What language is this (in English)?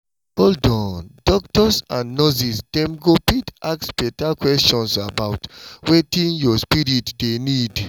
Nigerian Pidgin